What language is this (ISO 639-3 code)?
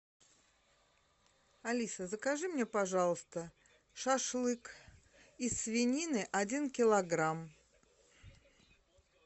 rus